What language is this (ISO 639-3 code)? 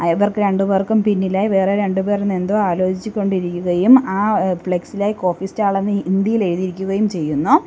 mal